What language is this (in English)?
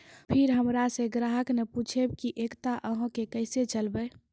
Maithili